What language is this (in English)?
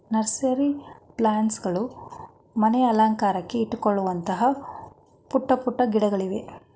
Kannada